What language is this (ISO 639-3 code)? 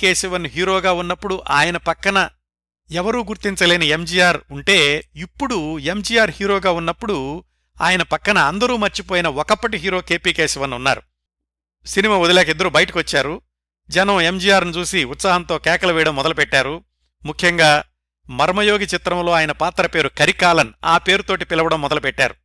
tel